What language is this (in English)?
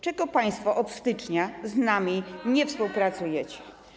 Polish